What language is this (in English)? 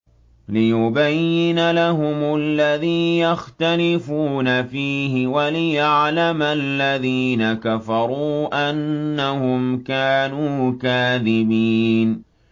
Arabic